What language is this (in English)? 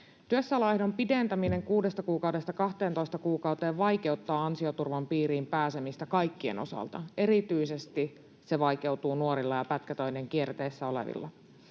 Finnish